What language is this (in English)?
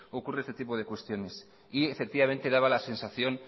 Spanish